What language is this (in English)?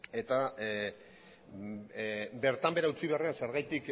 Basque